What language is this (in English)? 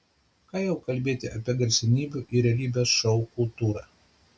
Lithuanian